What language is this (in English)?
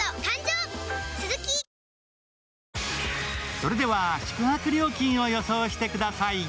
Japanese